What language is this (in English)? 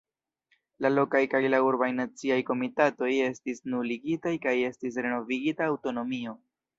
Esperanto